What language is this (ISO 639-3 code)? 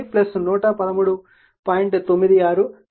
tel